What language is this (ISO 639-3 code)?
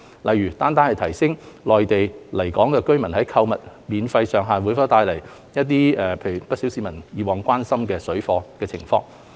yue